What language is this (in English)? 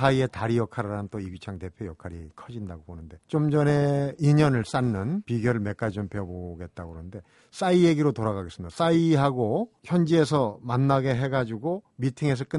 Korean